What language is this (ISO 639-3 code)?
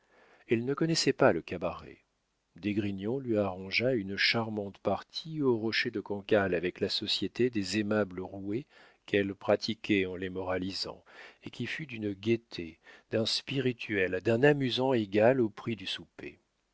fra